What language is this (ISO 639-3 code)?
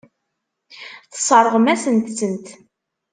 kab